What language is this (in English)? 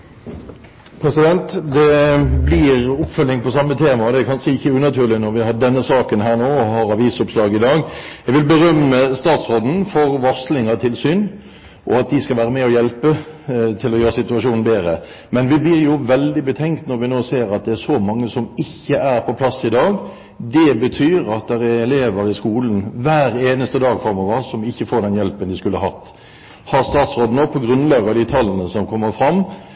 Norwegian Bokmål